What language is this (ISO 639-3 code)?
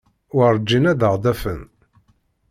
kab